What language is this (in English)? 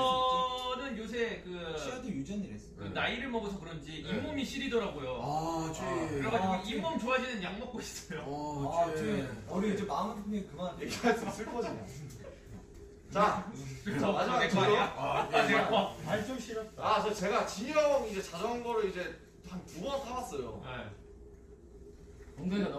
Korean